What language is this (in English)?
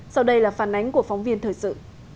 Vietnamese